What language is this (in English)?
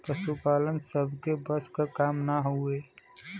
Bhojpuri